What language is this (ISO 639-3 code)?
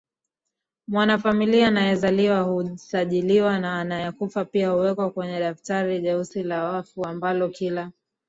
swa